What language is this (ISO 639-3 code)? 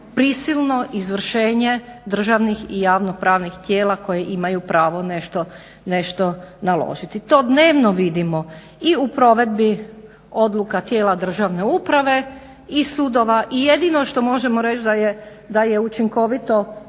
hrv